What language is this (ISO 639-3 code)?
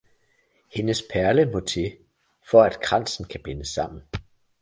dan